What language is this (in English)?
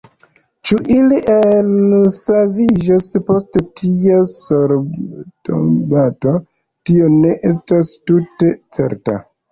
Esperanto